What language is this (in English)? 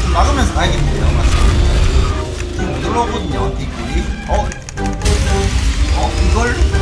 Korean